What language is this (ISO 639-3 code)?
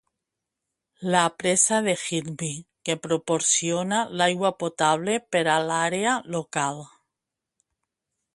cat